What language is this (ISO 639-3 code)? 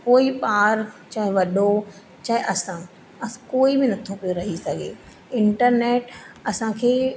snd